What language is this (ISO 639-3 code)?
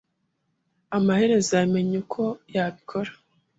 kin